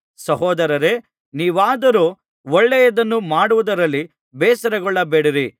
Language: Kannada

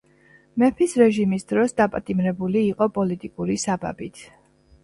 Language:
Georgian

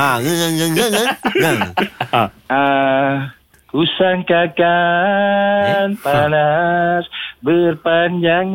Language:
Malay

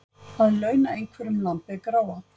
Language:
Icelandic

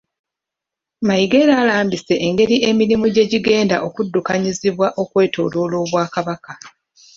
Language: Ganda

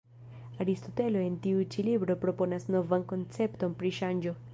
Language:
Esperanto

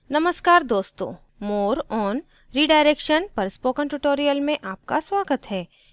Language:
Hindi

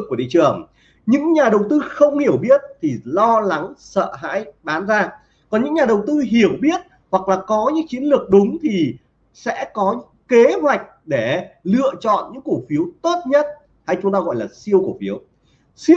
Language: Vietnamese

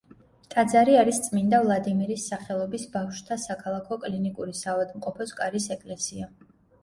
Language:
Georgian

